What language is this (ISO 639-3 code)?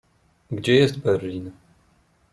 pol